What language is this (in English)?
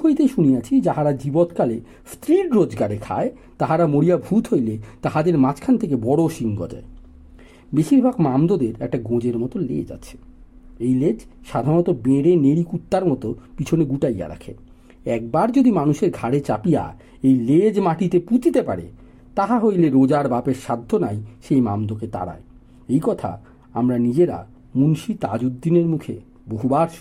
Bangla